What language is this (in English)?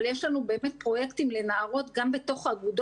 Hebrew